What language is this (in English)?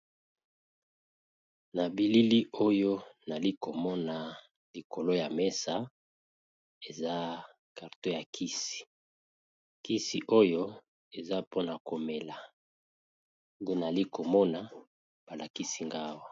Lingala